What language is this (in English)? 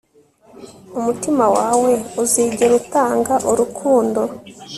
Kinyarwanda